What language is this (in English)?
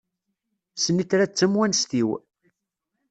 Kabyle